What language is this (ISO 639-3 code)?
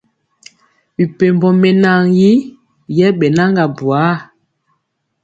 mcx